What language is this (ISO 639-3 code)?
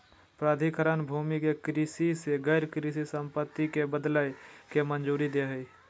mag